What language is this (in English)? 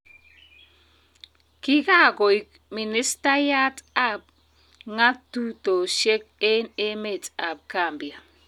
Kalenjin